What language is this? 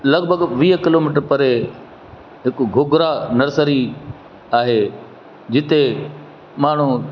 Sindhi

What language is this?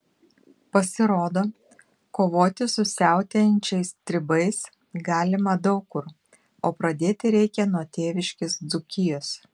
Lithuanian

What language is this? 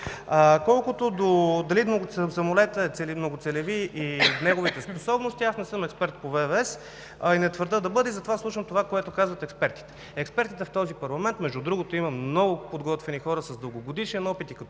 Bulgarian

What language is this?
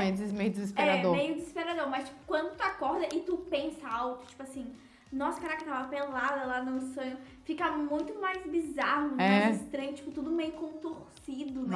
Portuguese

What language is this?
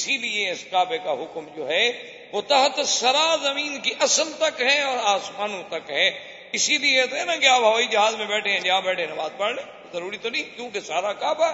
Urdu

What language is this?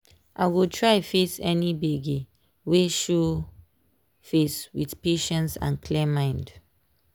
Nigerian Pidgin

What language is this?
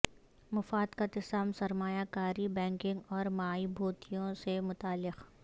Urdu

